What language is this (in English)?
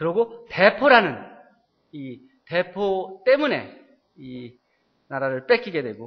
Korean